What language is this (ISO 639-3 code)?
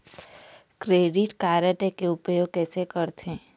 hne